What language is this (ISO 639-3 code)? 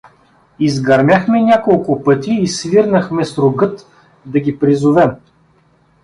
bul